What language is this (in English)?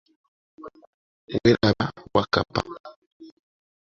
Ganda